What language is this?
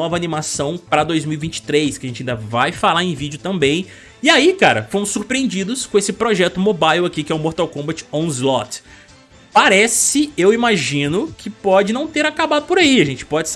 Portuguese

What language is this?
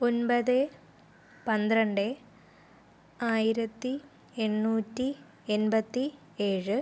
Malayalam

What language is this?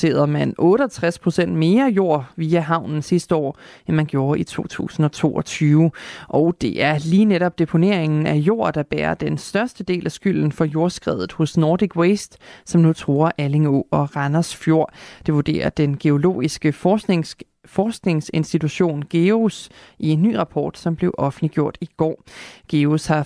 Danish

